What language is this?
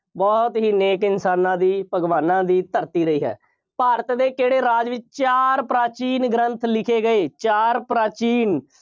Punjabi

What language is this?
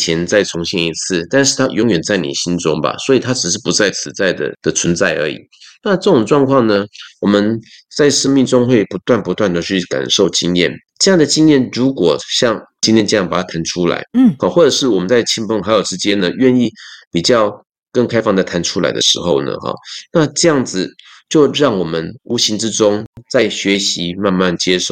Chinese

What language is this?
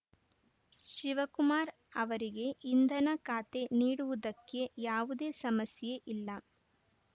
Kannada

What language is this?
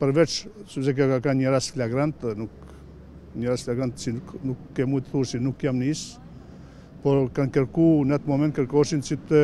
Romanian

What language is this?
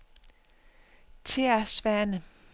Danish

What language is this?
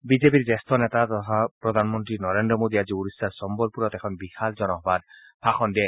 Assamese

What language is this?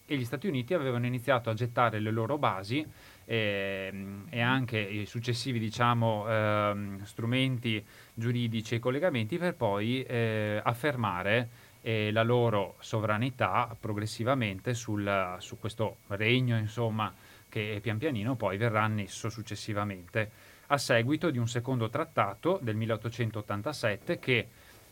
Italian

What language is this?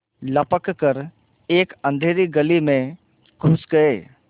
Hindi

